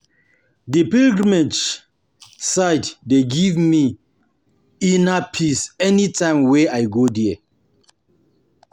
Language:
Nigerian Pidgin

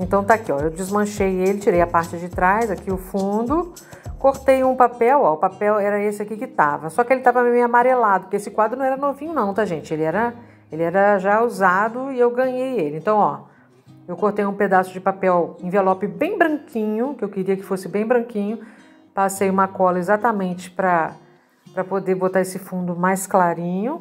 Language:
Portuguese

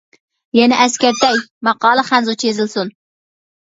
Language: Uyghur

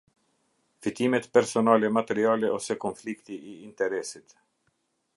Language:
Albanian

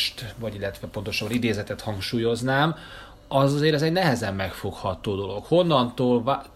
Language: Hungarian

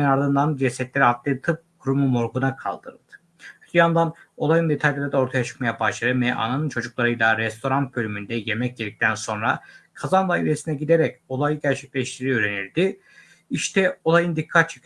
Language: Turkish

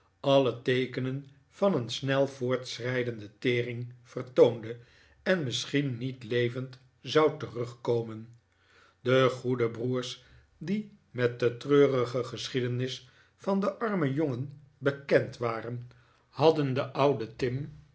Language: Dutch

